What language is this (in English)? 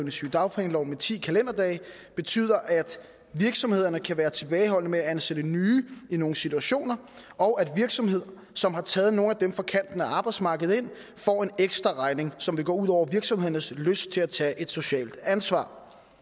Danish